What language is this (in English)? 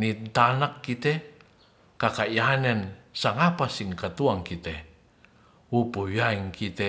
Ratahan